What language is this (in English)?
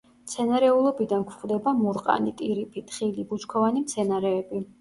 Georgian